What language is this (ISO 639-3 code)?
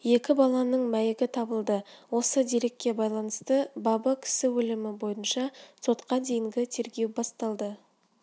kaz